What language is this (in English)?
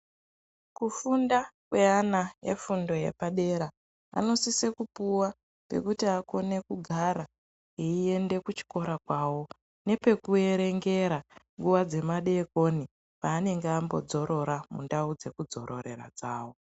Ndau